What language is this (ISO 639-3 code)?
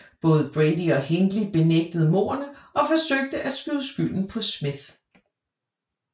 dan